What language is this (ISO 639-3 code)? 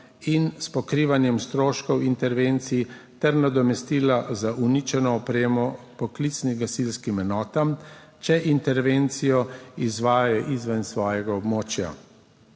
slv